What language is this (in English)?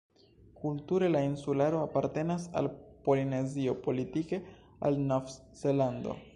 Esperanto